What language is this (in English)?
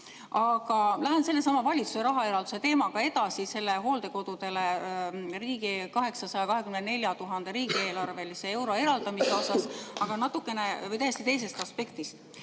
Estonian